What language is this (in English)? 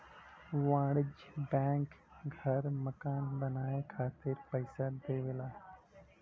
Bhojpuri